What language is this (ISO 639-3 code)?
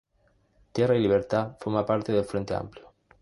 spa